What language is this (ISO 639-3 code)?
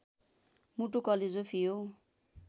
nep